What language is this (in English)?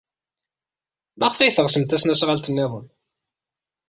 Kabyle